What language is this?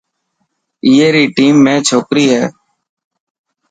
Dhatki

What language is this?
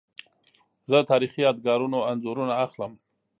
Pashto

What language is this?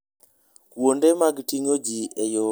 Luo (Kenya and Tanzania)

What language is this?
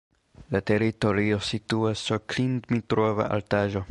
Esperanto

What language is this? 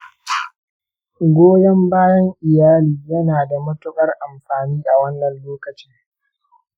Hausa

